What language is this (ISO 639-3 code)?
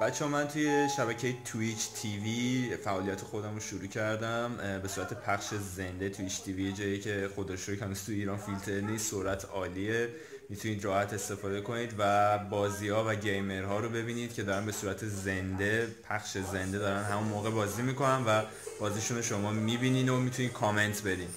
fas